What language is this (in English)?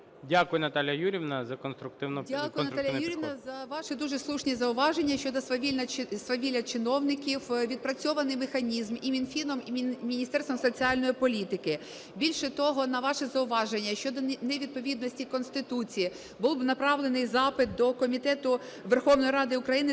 Ukrainian